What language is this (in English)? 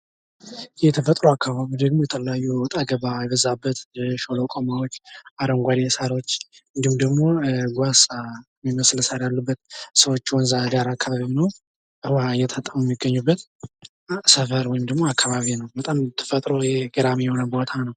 Amharic